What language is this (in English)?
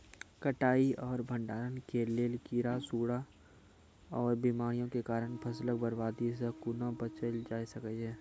Maithili